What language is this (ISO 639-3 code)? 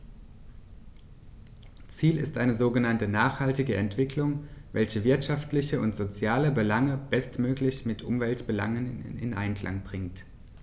deu